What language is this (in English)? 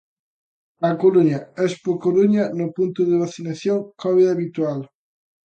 Galician